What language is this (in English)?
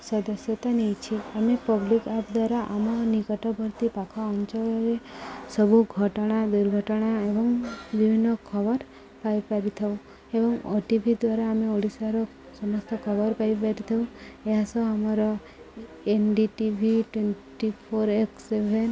Odia